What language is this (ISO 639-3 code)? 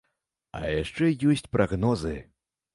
bel